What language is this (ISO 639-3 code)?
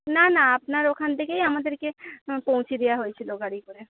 ben